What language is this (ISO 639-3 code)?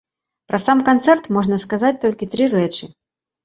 bel